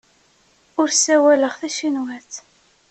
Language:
Kabyle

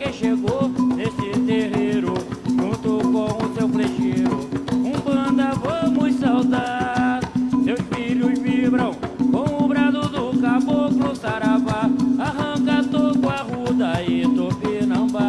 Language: Portuguese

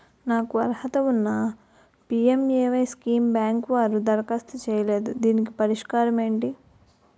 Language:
Telugu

